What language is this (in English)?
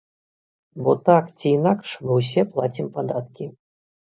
Belarusian